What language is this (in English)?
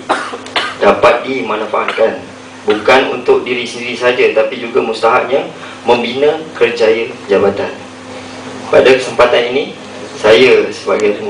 Malay